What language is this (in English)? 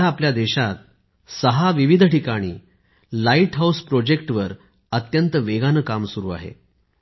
Marathi